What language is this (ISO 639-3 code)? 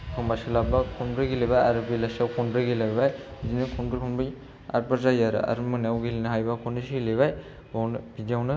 brx